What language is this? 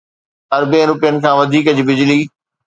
Sindhi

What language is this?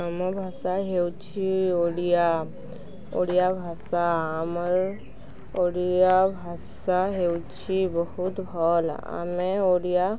Odia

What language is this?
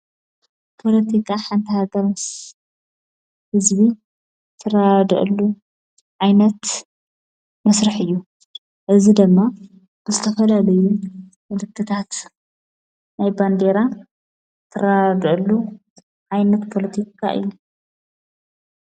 Tigrinya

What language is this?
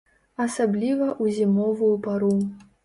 Belarusian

